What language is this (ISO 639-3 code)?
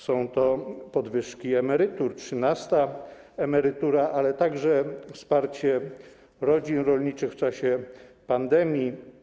pol